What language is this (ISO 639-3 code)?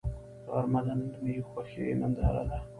pus